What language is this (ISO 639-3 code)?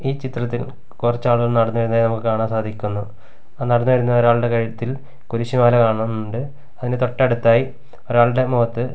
mal